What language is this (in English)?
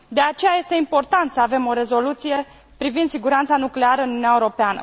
Romanian